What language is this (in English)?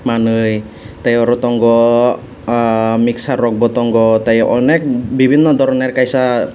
Kok Borok